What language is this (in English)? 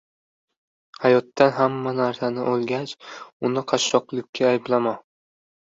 Uzbek